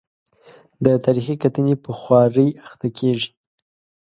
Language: Pashto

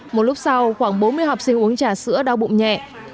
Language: Vietnamese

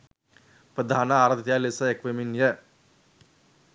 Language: Sinhala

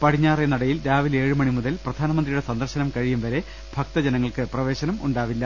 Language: Malayalam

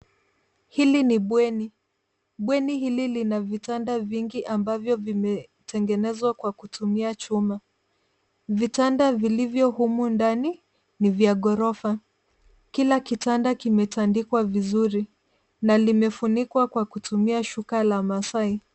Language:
Swahili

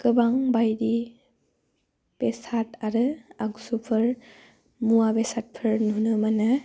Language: Bodo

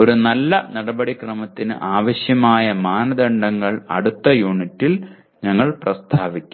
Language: Malayalam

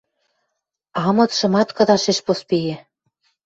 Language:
Western Mari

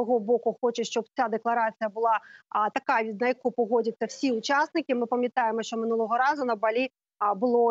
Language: Ukrainian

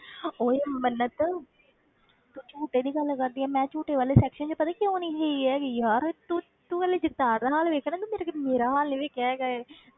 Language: Punjabi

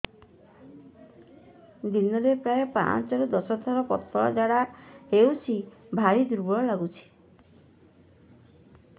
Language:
Odia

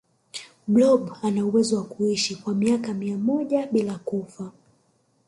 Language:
Swahili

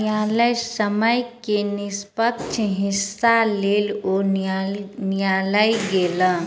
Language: Maithili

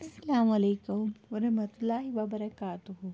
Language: Kashmiri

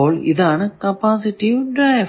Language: Malayalam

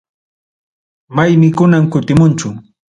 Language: Ayacucho Quechua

